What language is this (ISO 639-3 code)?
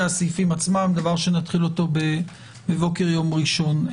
heb